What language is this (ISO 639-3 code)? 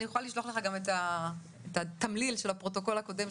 heb